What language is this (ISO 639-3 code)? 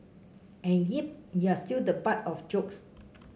eng